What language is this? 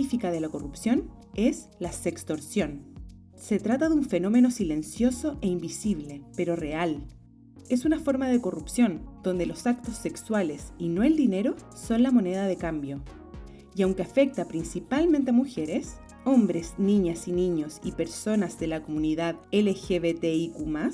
Spanish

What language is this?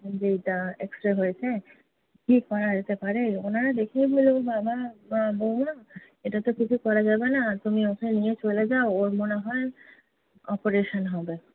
Bangla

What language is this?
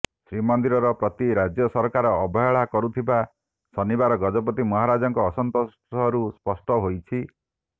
Odia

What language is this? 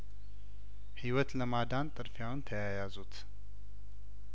Amharic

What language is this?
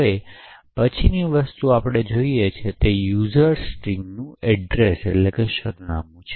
Gujarati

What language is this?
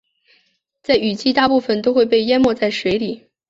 Chinese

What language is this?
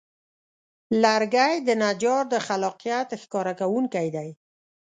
Pashto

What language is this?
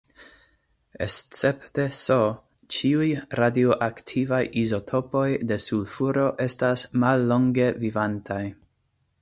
Esperanto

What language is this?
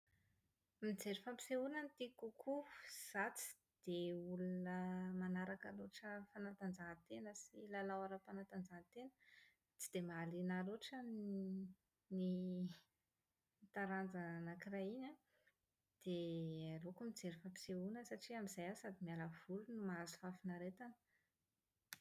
Malagasy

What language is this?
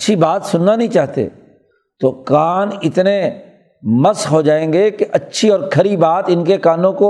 Urdu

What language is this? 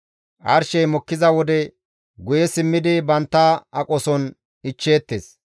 Gamo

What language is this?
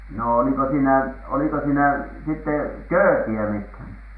Finnish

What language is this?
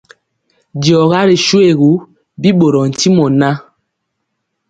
Mpiemo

